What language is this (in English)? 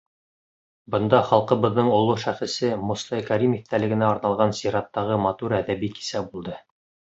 Bashkir